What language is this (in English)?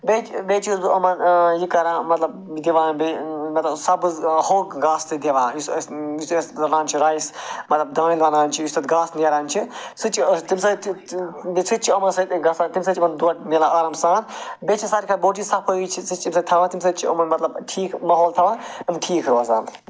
Kashmiri